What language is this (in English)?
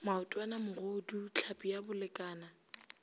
Northern Sotho